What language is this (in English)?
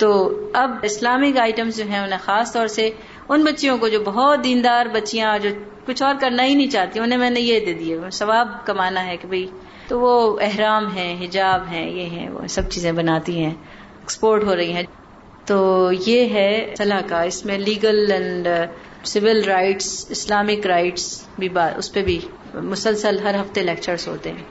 Urdu